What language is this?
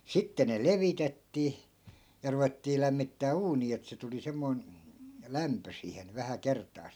Finnish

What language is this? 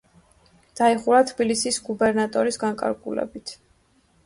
Georgian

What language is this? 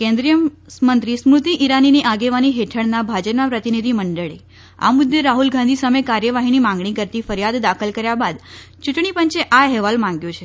Gujarati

